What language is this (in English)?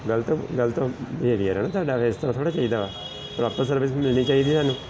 Punjabi